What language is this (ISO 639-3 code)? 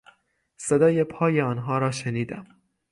fas